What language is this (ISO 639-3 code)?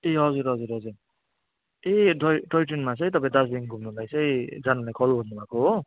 nep